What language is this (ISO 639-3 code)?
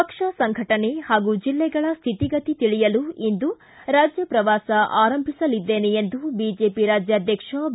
kan